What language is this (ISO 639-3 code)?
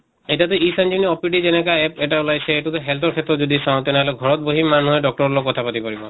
asm